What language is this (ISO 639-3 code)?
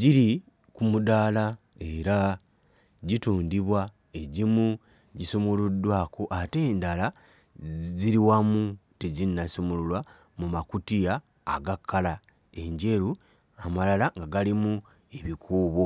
lug